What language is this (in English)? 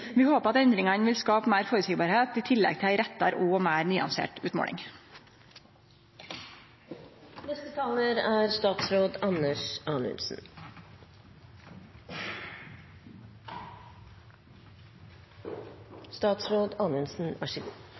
Norwegian